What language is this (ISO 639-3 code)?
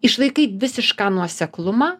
lit